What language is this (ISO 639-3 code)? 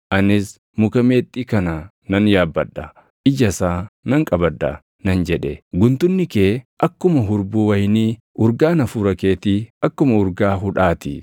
orm